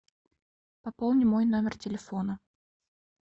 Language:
Russian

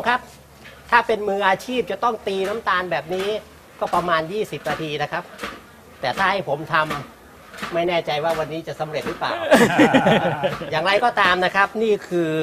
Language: Thai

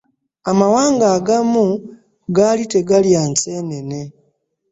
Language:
Ganda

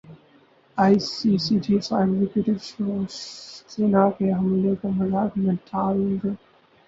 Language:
Urdu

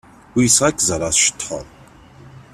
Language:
Kabyle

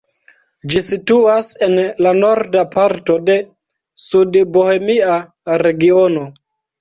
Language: Esperanto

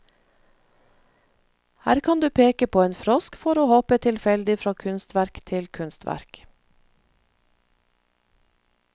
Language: Norwegian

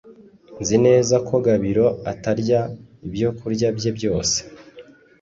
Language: Kinyarwanda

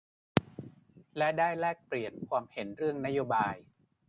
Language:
Thai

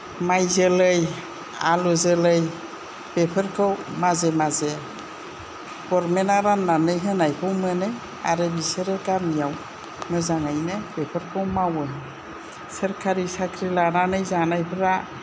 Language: Bodo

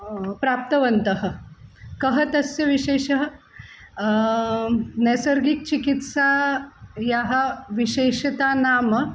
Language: Sanskrit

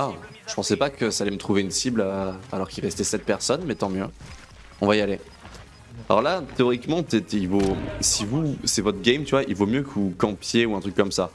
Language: French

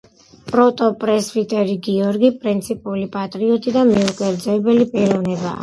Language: Georgian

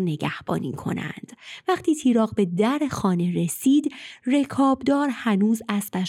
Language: Persian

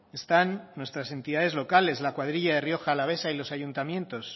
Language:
Spanish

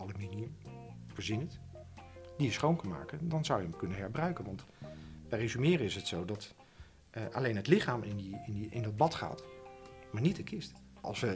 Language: Dutch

